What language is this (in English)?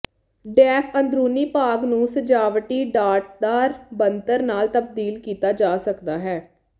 Punjabi